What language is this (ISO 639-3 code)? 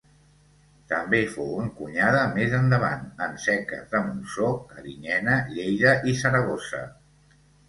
cat